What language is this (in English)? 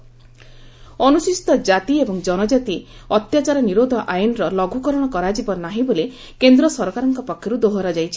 Odia